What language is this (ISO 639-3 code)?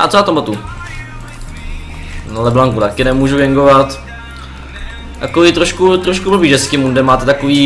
ces